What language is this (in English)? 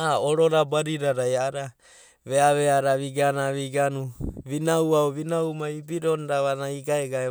Abadi